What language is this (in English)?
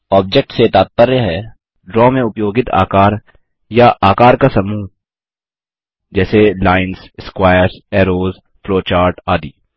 Hindi